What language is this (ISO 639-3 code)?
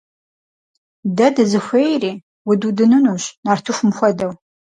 kbd